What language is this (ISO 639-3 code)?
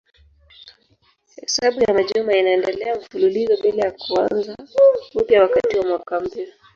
swa